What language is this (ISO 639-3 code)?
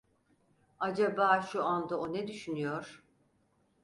tur